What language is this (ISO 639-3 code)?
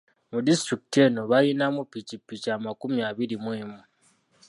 lug